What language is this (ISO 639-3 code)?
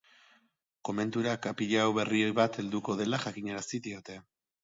eus